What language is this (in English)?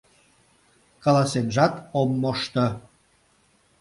Mari